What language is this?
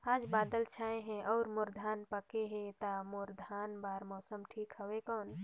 Chhattisgarhi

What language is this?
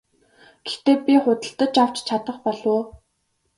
Mongolian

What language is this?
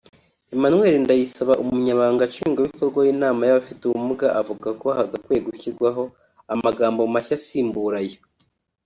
Kinyarwanda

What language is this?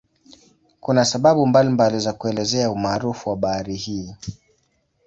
Swahili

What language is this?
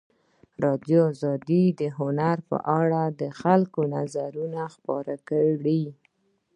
Pashto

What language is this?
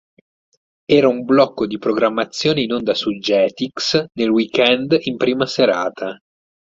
Italian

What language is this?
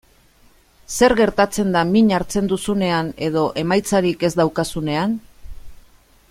Basque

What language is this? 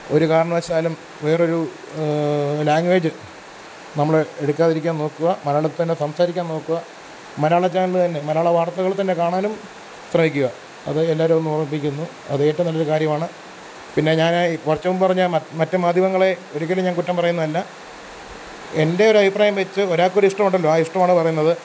Malayalam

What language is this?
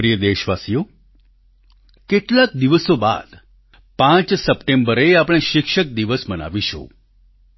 Gujarati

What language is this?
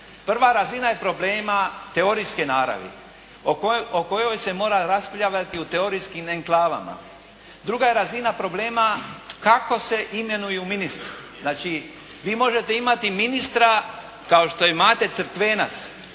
Croatian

